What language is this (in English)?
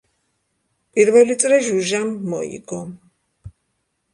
Georgian